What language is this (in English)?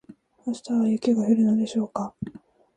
Japanese